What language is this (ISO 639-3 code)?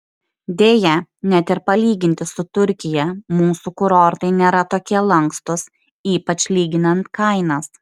lit